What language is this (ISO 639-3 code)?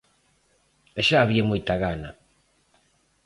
glg